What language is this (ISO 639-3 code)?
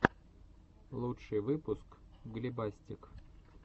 rus